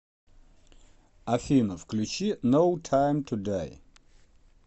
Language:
Russian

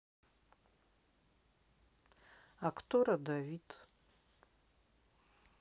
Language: Russian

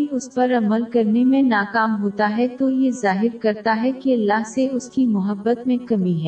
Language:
Urdu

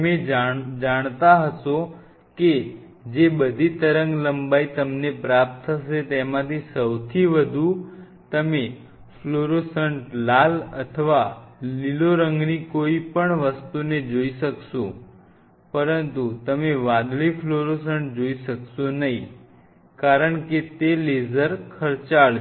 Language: Gujarati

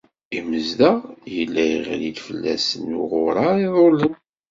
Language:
Kabyle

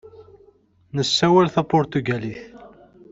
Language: Kabyle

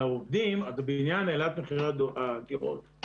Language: Hebrew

